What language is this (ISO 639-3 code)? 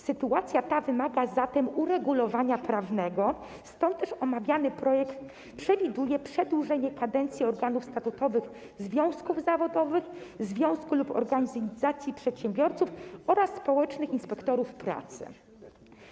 pol